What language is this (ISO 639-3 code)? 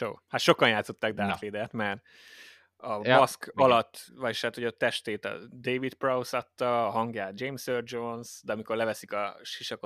hun